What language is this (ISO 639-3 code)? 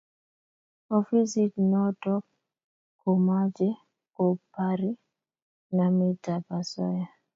kln